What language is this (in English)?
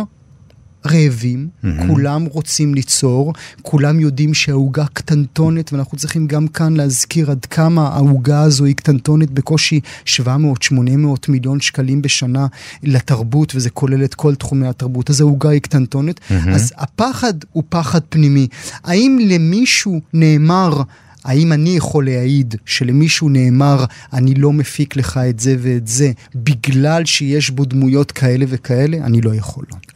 Hebrew